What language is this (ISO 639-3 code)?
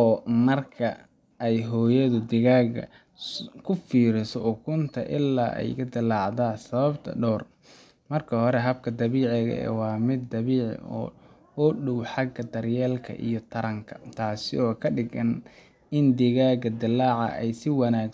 som